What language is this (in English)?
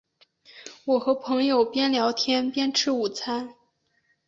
Chinese